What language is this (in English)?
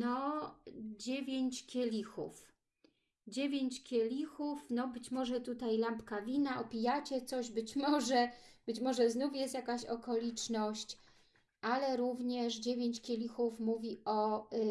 Polish